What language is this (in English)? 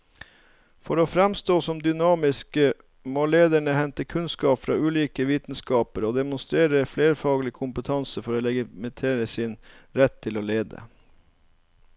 Norwegian